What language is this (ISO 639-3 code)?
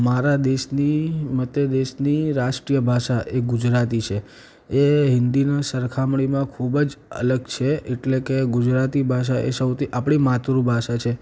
guj